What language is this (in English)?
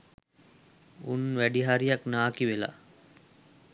Sinhala